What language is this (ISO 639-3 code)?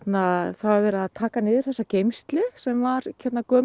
isl